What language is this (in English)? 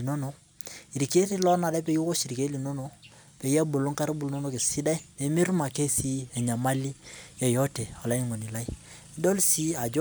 Masai